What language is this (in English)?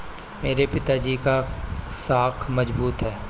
Hindi